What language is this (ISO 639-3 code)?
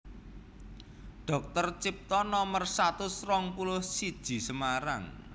jav